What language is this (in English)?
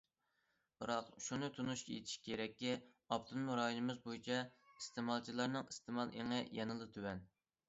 Uyghur